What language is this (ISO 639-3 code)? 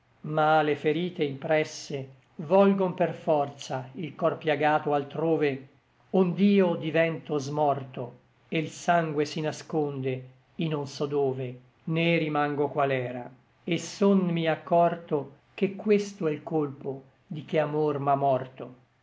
ita